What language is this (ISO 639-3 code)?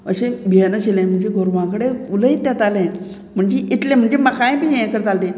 kok